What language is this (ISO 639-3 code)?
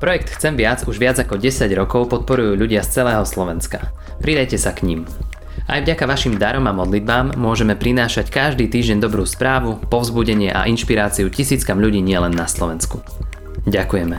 slk